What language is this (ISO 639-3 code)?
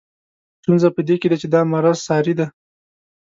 pus